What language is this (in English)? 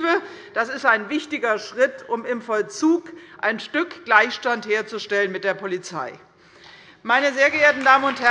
German